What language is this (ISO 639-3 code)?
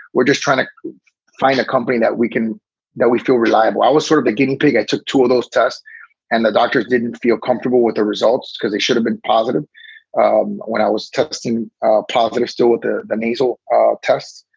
eng